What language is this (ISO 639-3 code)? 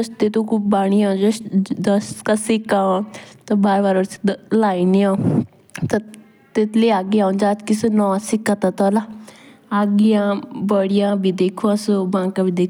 jns